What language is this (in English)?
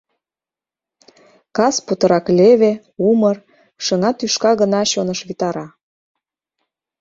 Mari